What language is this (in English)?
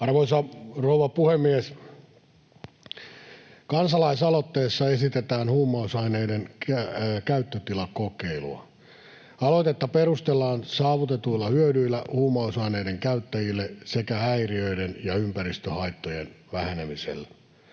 Finnish